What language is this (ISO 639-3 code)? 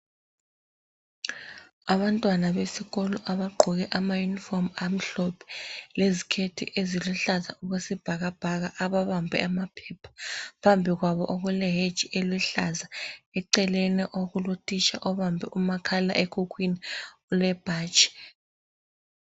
nde